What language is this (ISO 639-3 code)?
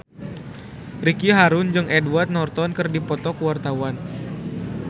sun